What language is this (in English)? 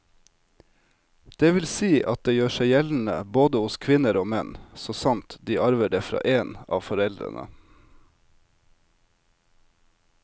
Norwegian